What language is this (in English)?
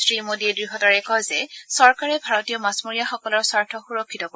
Assamese